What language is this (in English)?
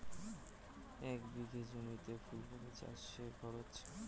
Bangla